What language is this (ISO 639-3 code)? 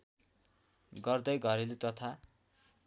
nep